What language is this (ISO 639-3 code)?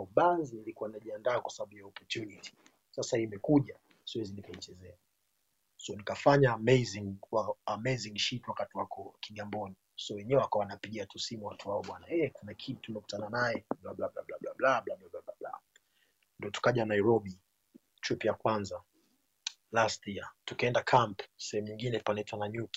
swa